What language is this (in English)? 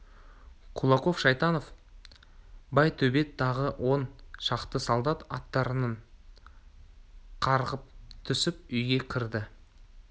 Kazakh